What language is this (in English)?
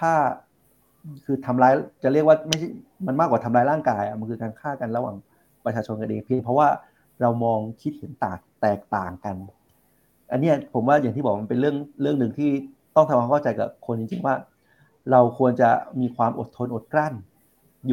Thai